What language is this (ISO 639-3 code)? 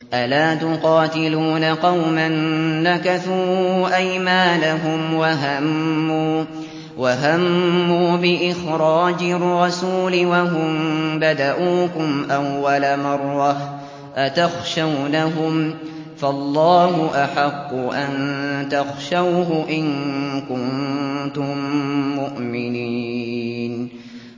ara